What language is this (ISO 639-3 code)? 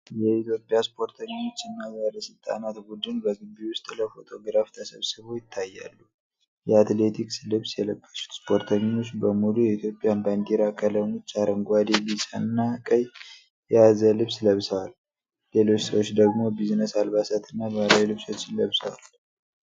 amh